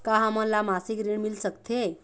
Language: Chhattisgarhi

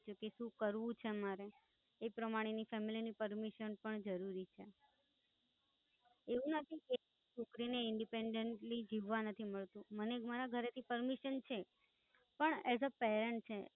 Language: Gujarati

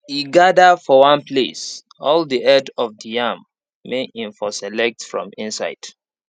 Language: Nigerian Pidgin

